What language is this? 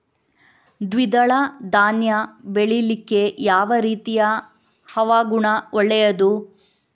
Kannada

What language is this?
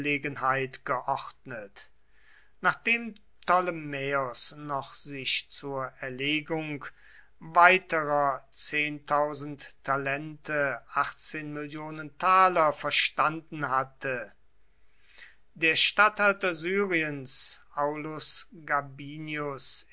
German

